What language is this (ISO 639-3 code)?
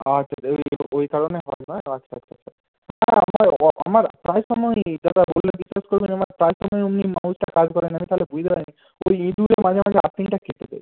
ben